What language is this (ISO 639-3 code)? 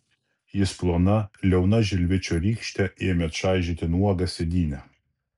lit